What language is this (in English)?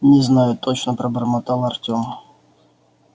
Russian